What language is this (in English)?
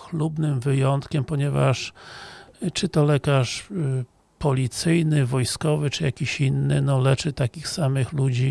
Polish